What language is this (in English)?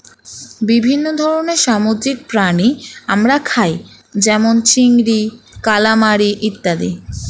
Bangla